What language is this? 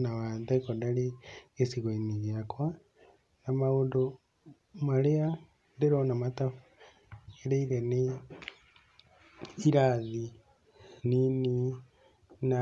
Kikuyu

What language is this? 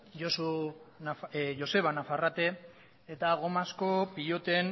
Basque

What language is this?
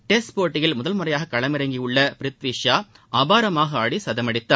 Tamil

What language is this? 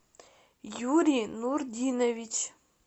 Russian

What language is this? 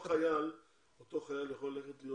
Hebrew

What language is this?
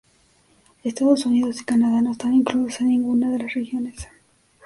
Spanish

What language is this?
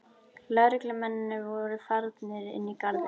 Icelandic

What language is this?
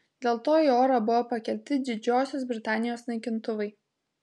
Lithuanian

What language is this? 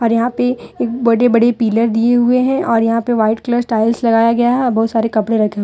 Hindi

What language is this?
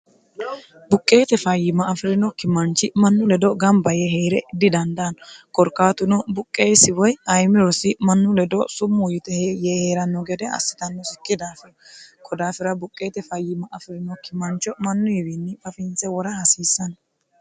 Sidamo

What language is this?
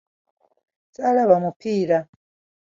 Ganda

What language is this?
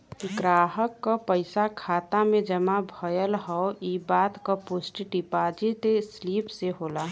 Bhojpuri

